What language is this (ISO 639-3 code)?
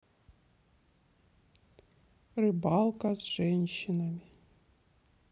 rus